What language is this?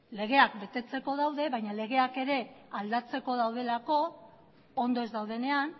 Basque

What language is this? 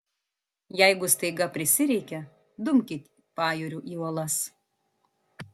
Lithuanian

